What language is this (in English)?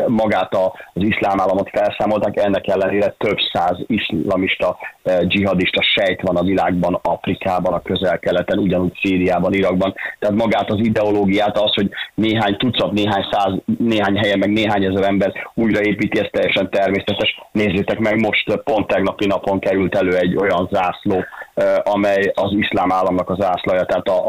Hungarian